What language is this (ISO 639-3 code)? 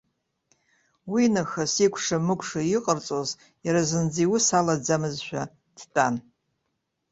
abk